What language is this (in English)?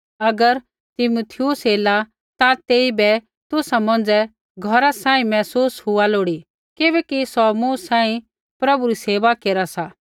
Kullu Pahari